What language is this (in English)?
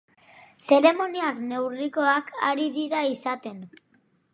Basque